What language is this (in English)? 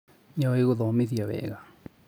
Kikuyu